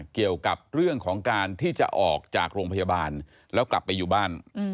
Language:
Thai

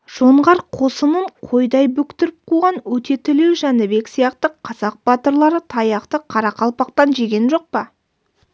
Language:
Kazakh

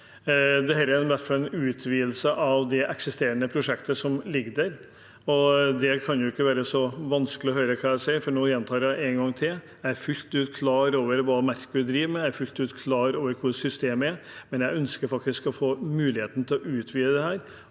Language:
Norwegian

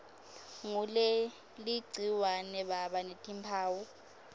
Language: Swati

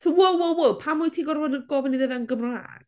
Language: Welsh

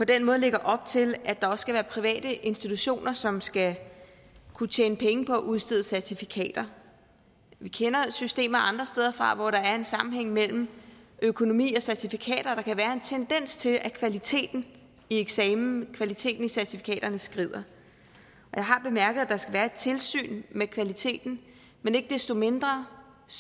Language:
Danish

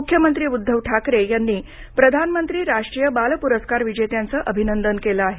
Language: Marathi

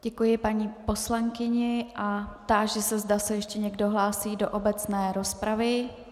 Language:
Czech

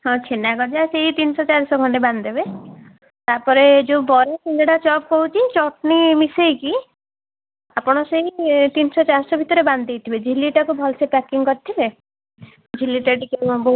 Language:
Odia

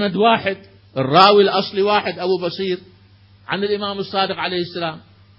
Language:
Arabic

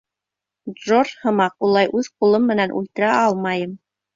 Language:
Bashkir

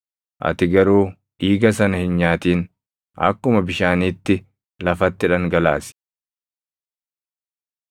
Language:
Oromo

